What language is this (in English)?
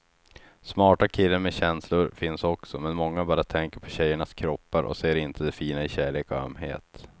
Swedish